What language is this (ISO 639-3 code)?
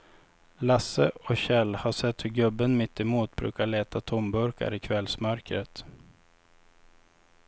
swe